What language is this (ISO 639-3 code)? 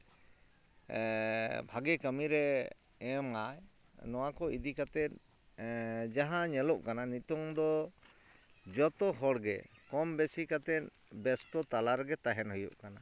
sat